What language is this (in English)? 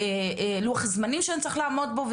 Hebrew